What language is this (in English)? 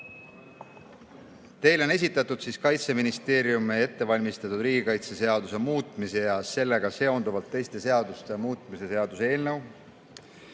Estonian